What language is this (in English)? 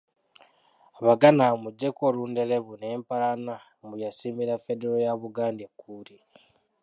Ganda